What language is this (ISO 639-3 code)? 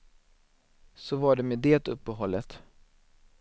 swe